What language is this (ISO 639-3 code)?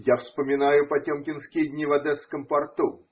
rus